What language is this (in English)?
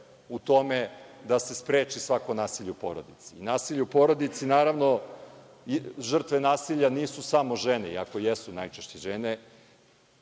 Serbian